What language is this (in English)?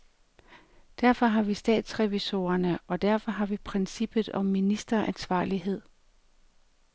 Danish